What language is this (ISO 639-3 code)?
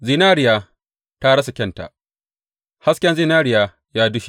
hau